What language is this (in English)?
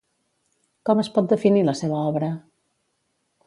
Catalan